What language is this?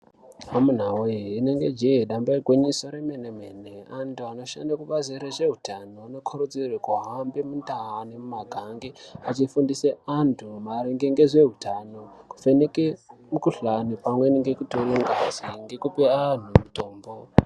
Ndau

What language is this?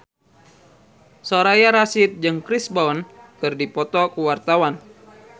Sundanese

